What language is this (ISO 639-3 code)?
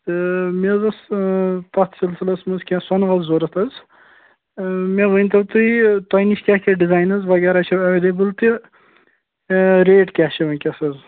kas